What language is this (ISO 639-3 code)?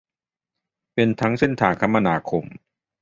tha